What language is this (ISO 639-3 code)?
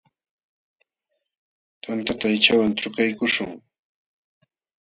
qxw